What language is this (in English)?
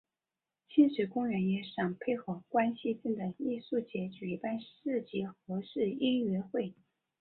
Chinese